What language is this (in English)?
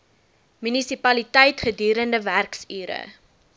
Afrikaans